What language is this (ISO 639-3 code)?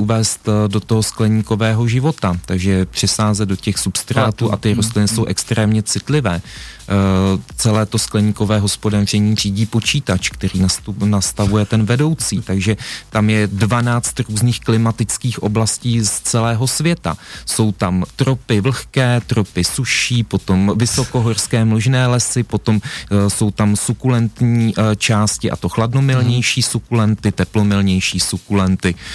ces